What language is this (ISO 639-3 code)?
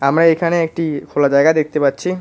ben